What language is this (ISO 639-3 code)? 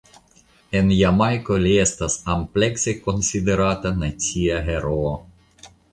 epo